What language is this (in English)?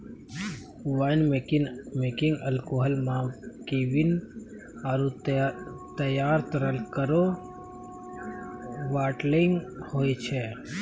Maithili